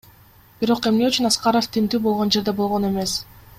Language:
Kyrgyz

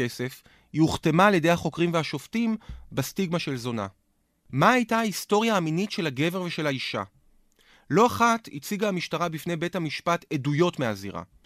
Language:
Hebrew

